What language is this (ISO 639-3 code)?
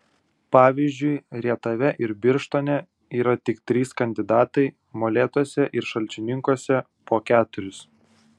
lit